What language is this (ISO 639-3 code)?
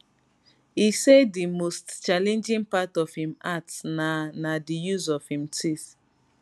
pcm